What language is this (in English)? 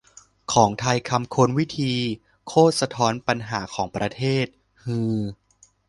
Thai